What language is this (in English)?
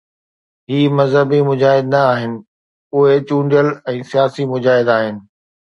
Sindhi